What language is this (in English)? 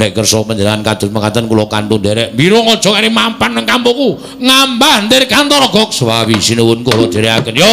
Indonesian